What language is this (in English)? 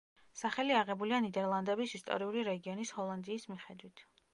Georgian